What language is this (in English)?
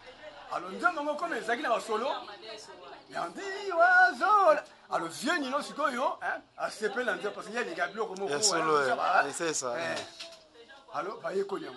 French